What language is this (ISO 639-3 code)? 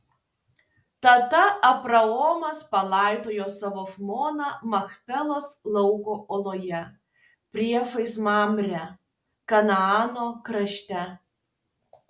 lit